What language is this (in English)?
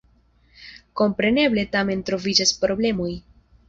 Esperanto